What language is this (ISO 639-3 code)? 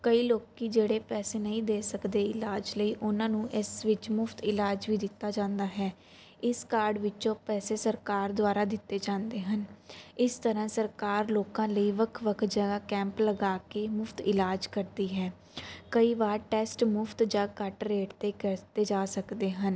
pan